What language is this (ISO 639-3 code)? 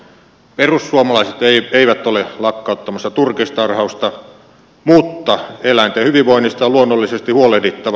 fin